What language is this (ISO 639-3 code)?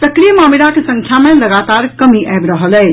mai